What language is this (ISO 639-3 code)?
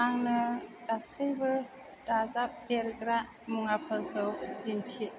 brx